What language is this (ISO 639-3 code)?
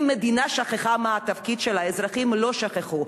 heb